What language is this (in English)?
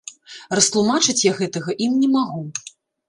Belarusian